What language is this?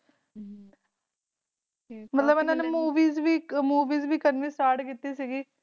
Punjabi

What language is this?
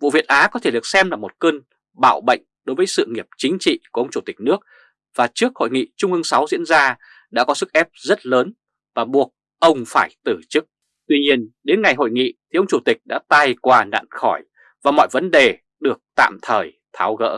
Vietnamese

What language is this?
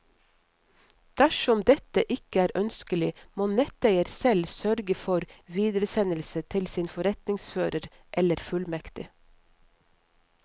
Norwegian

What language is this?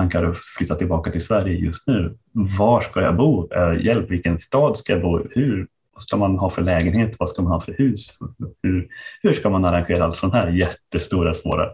Swedish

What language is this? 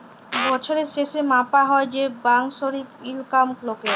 Bangla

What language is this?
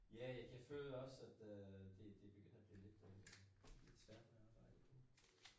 Danish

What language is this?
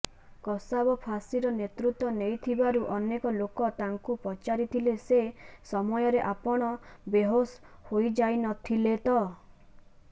Odia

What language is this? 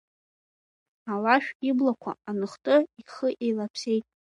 Abkhazian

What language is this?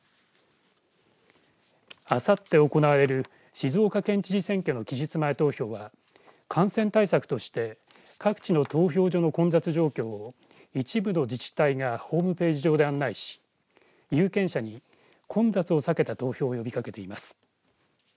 Japanese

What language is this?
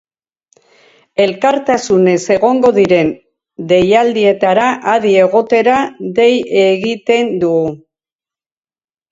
Basque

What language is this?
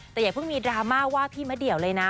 Thai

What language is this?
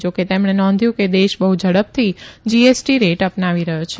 Gujarati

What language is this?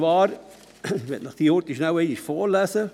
Swiss German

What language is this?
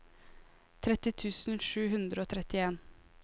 Norwegian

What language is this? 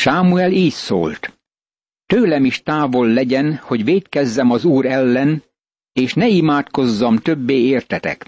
Hungarian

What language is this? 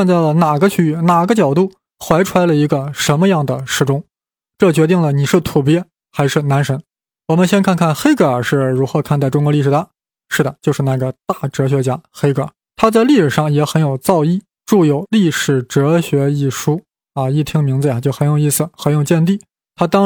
Chinese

